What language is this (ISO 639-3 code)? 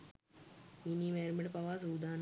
sin